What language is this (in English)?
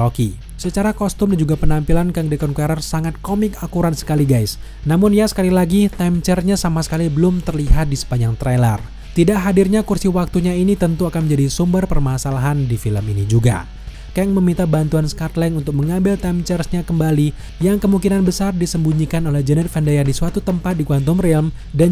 Indonesian